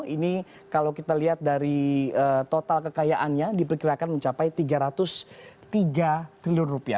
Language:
Indonesian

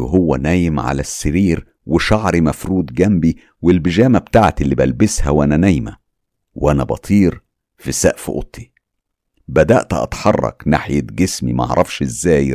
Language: Arabic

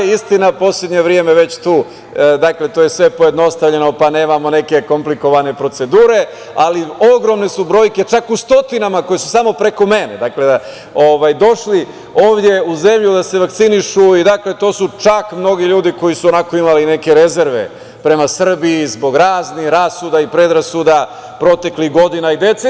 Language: Serbian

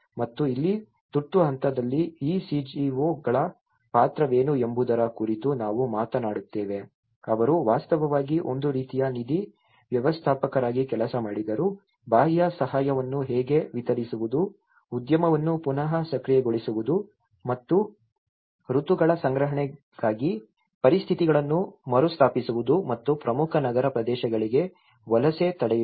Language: Kannada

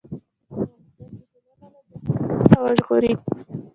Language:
Pashto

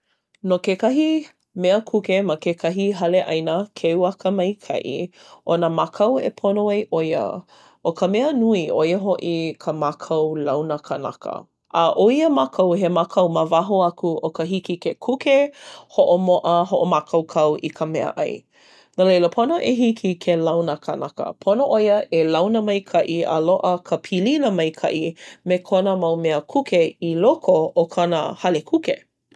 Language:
Hawaiian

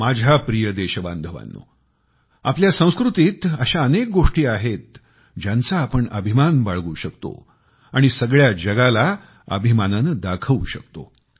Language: Marathi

